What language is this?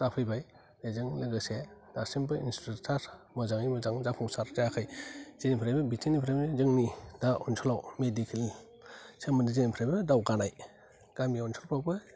Bodo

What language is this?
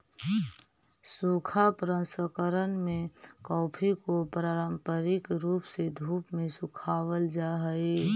Magahi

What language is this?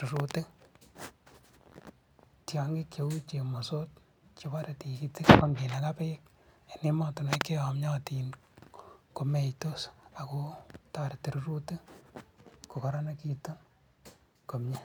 Kalenjin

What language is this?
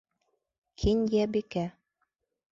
Bashkir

